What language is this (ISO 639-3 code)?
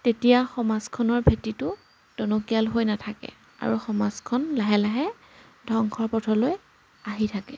asm